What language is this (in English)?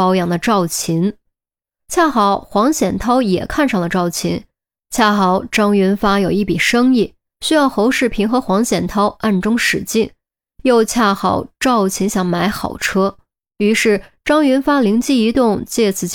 Chinese